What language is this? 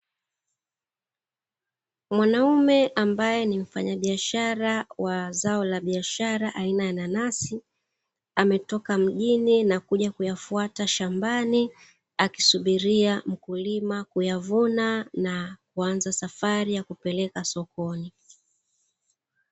Swahili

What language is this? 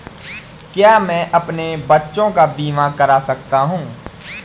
Hindi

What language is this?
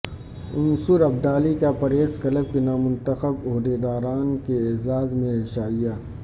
Urdu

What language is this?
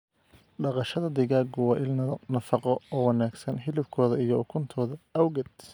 Somali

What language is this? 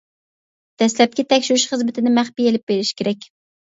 Uyghur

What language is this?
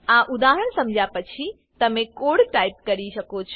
Gujarati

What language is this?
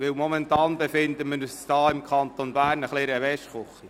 Swiss German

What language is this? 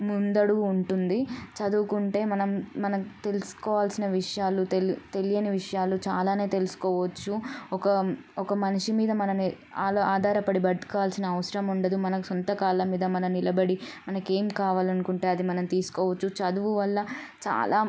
Telugu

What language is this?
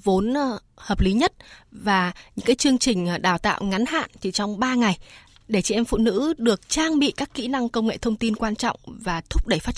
Vietnamese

